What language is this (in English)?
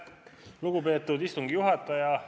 Estonian